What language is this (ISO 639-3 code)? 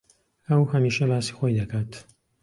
ckb